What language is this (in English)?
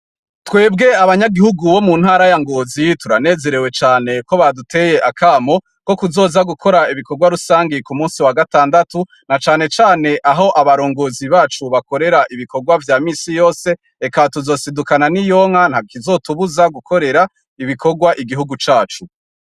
Rundi